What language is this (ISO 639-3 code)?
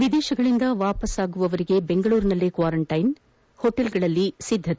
kan